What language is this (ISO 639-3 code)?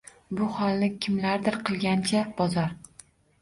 uzb